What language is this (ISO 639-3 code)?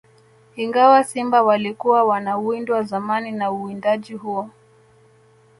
swa